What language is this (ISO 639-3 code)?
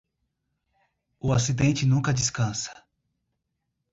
por